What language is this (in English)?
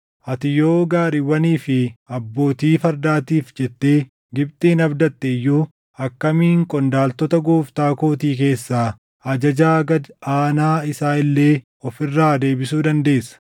Oromo